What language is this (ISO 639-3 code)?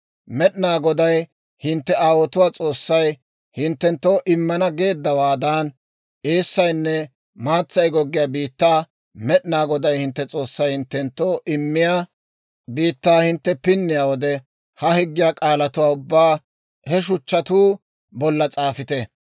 dwr